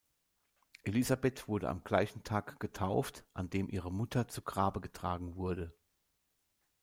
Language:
German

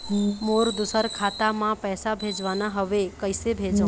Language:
Chhattisgarhi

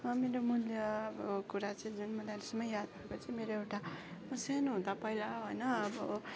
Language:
Nepali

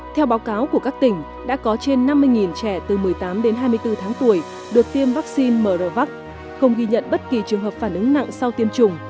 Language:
Vietnamese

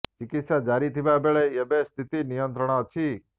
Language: Odia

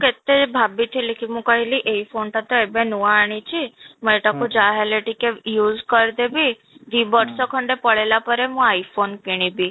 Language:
Odia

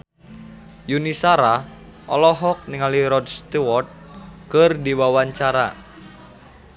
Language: Sundanese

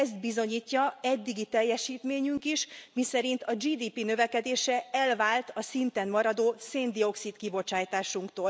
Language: Hungarian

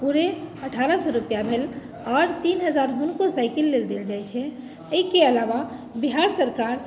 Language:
Maithili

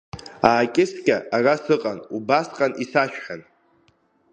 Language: Abkhazian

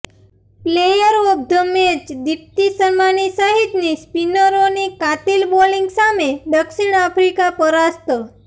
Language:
Gujarati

